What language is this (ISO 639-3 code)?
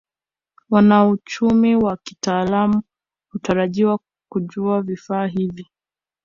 swa